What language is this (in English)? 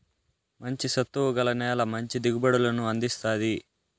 Telugu